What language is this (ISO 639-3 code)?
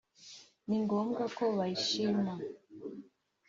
kin